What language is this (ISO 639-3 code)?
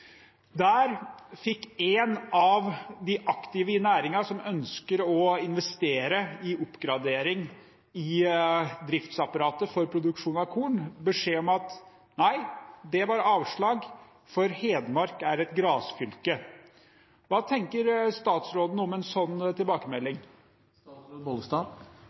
nob